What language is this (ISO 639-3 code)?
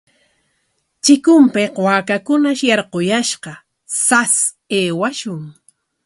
qwa